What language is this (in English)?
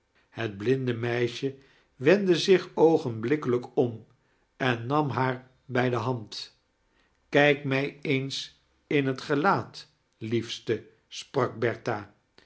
Dutch